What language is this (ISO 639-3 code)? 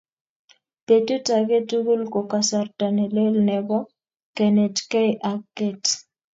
kln